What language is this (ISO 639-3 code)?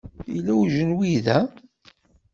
kab